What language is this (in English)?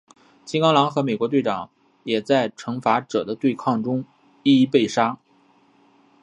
Chinese